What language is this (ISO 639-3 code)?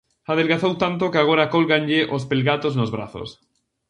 glg